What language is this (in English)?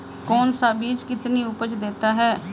Hindi